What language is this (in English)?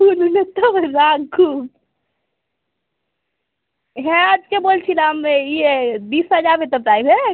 Bangla